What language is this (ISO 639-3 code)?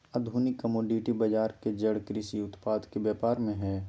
mag